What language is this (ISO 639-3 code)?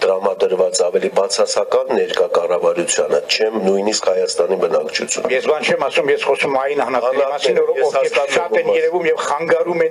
ron